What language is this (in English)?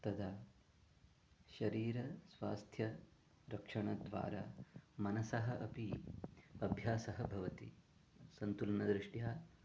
Sanskrit